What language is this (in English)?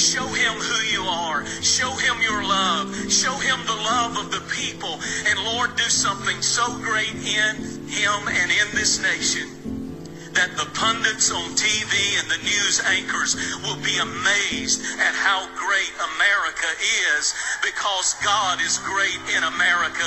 Filipino